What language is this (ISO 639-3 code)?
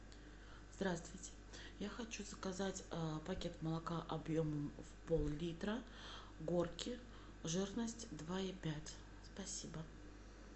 rus